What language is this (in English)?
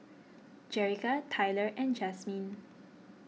English